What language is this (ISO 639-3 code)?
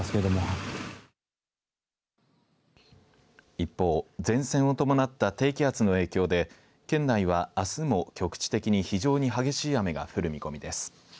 jpn